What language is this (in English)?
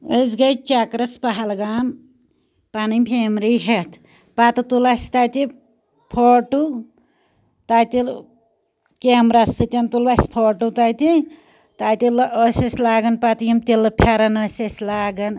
Kashmiri